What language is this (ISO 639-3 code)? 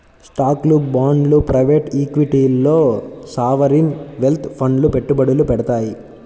tel